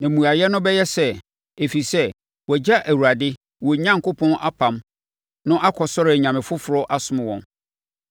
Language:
Akan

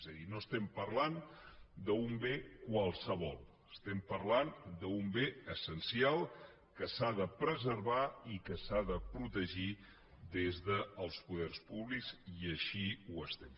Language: Catalan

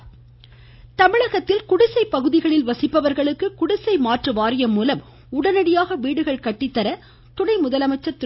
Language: Tamil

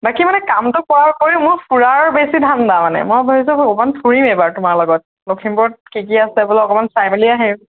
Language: Assamese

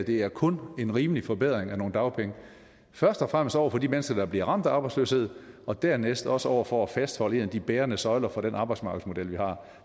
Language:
Danish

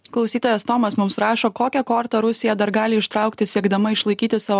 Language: Lithuanian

